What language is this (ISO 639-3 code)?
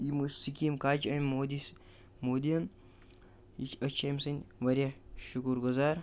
kas